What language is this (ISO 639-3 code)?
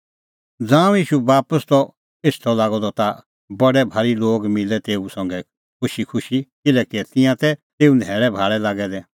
kfx